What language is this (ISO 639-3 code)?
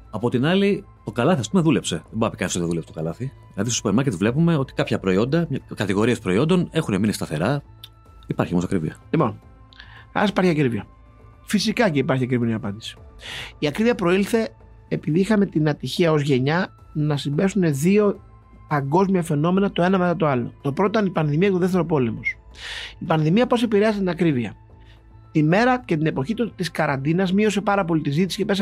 ell